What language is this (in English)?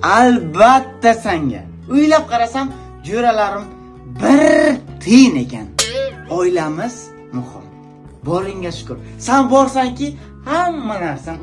Uzbek